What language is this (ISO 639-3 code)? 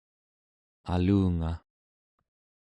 esu